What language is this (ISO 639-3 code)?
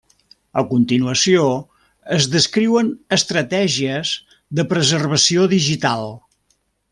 cat